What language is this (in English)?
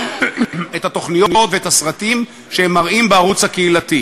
Hebrew